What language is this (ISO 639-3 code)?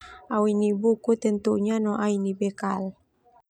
twu